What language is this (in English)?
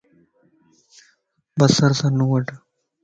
Lasi